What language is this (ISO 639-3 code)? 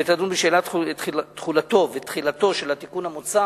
heb